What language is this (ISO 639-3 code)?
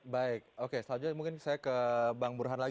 ind